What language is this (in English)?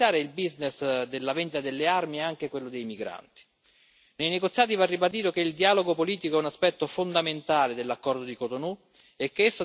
Italian